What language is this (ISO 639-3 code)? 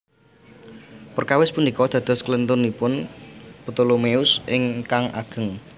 jav